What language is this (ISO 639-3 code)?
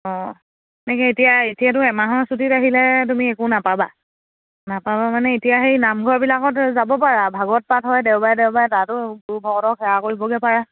asm